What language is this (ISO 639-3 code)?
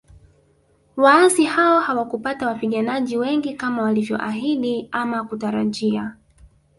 swa